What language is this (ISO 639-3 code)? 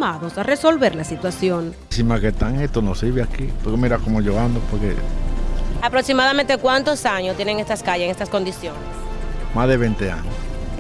spa